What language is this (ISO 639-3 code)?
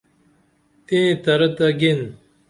dml